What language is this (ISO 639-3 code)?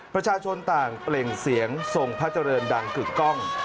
tha